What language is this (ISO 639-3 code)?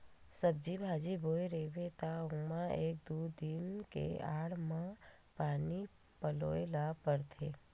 hne